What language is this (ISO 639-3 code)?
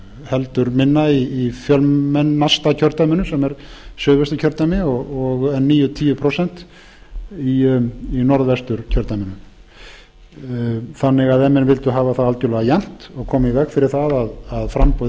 isl